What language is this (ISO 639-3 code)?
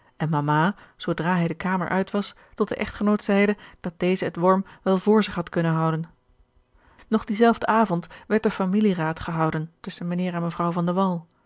nld